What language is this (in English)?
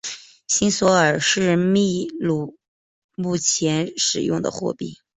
Chinese